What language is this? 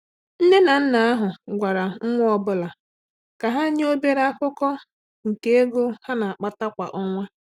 Igbo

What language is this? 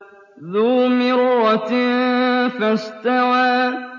Arabic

